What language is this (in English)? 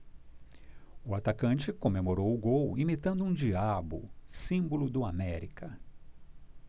Portuguese